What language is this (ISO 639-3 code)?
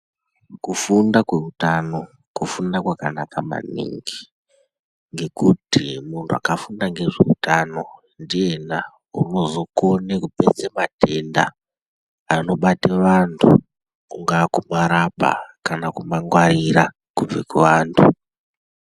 ndc